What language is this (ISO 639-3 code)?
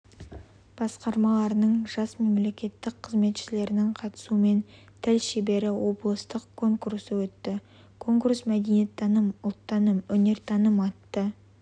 kaz